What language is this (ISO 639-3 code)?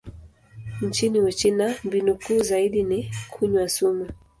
swa